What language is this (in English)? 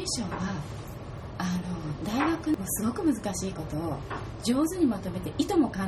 Japanese